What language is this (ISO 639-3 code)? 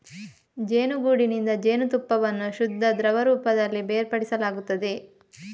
kan